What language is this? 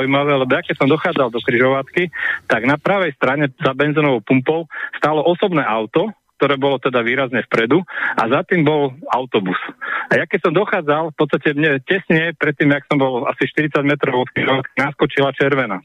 Slovak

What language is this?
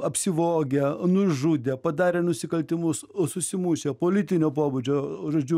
Lithuanian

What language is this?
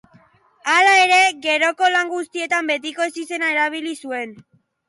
Basque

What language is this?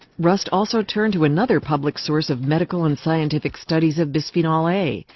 English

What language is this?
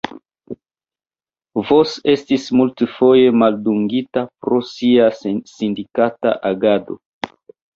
Esperanto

